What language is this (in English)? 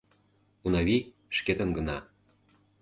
Mari